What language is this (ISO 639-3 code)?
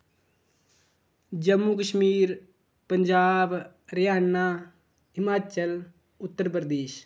doi